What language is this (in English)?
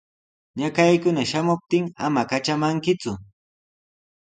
Sihuas Ancash Quechua